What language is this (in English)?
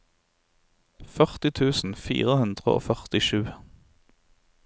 Norwegian